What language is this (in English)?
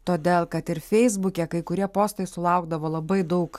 Lithuanian